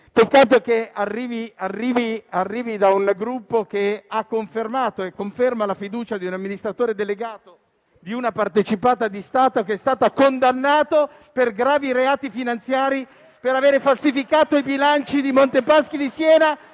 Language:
Italian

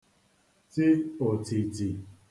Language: Igbo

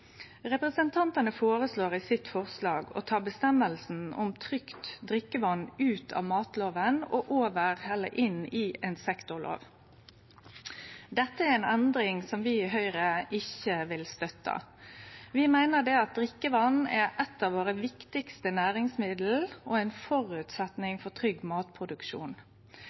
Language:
Norwegian Nynorsk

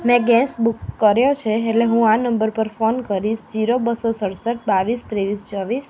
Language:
Gujarati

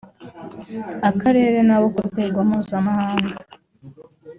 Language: Kinyarwanda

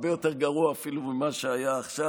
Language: Hebrew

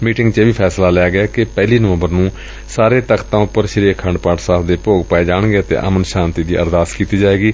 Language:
Punjabi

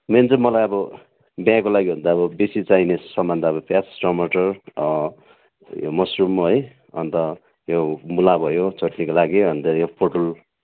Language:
Nepali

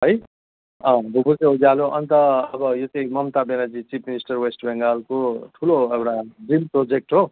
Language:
Nepali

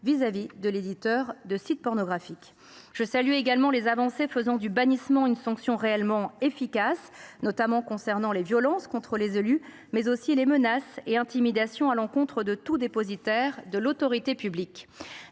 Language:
French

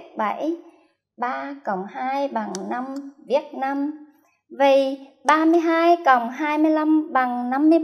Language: Vietnamese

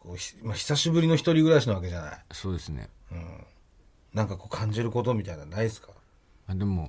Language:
Japanese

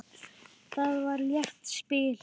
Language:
Icelandic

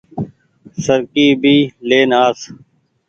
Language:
Goaria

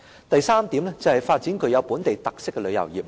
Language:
Cantonese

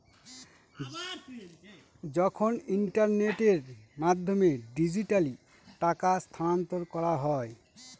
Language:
Bangla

